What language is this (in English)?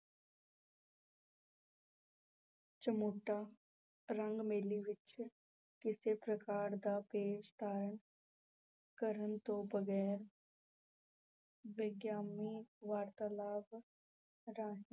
Punjabi